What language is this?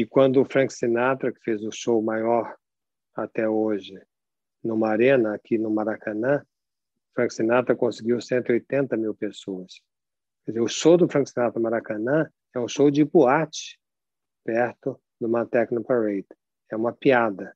Portuguese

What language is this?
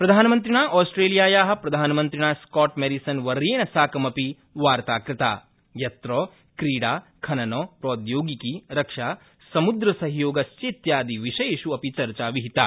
Sanskrit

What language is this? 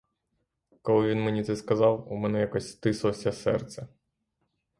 Ukrainian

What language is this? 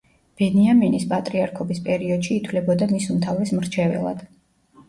Georgian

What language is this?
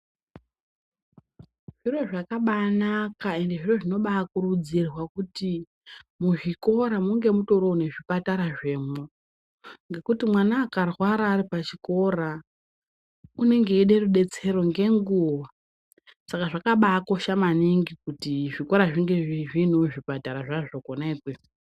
Ndau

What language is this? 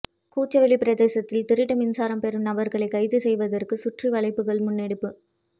Tamil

